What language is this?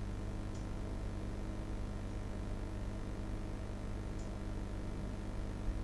Russian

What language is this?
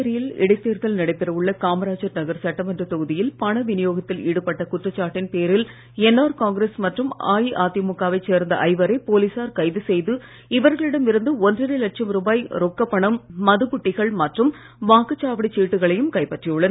Tamil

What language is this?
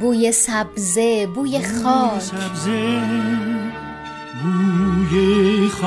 Persian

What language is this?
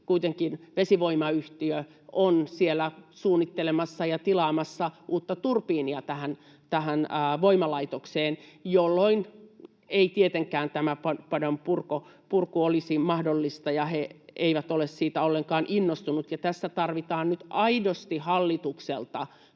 Finnish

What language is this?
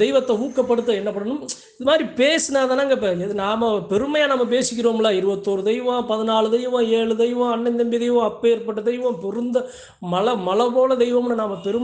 Arabic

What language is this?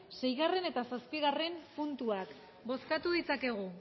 Basque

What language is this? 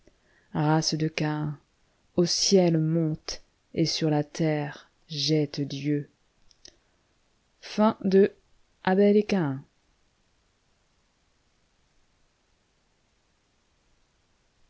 French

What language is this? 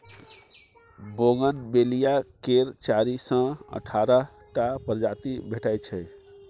Maithili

